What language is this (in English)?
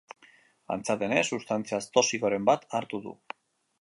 Basque